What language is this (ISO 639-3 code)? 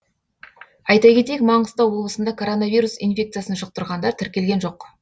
kaz